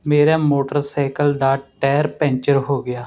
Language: Punjabi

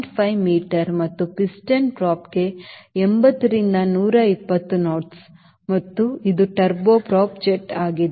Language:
Kannada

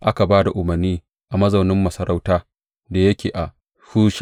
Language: Hausa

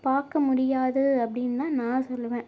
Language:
Tamil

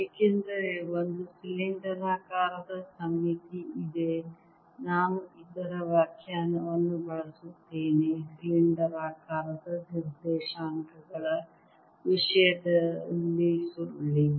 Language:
Kannada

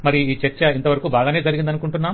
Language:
Telugu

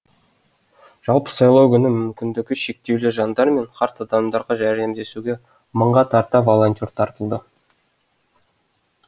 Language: Kazakh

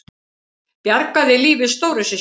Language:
Icelandic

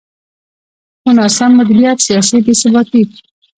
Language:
Pashto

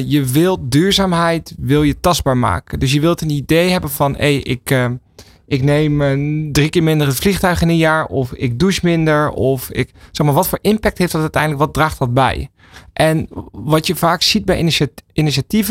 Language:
Dutch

